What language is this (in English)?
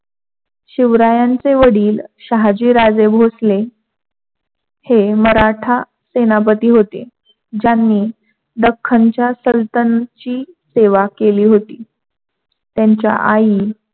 Marathi